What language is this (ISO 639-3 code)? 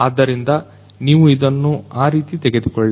kan